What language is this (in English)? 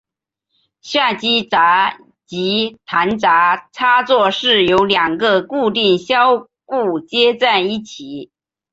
Chinese